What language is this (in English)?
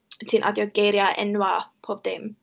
Welsh